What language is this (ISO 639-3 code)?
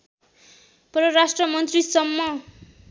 nep